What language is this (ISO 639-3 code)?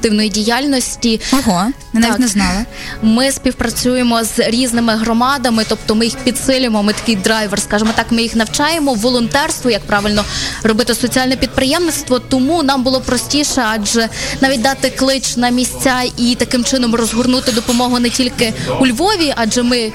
ukr